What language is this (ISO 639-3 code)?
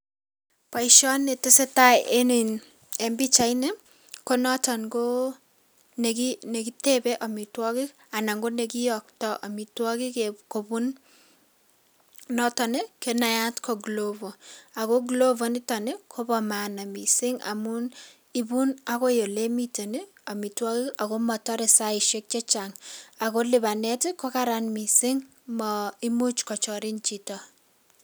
kln